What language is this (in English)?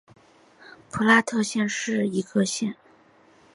Chinese